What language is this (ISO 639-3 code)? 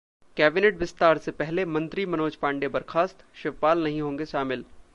hin